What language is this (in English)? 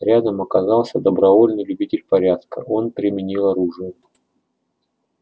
Russian